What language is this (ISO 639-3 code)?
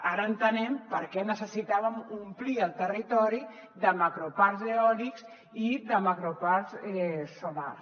cat